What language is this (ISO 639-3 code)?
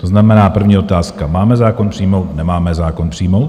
ces